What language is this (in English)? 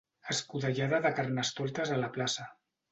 Catalan